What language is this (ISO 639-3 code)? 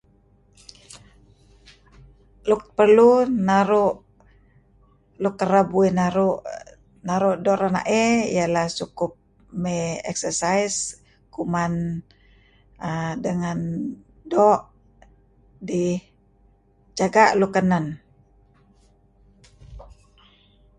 kzi